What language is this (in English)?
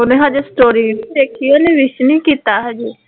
Punjabi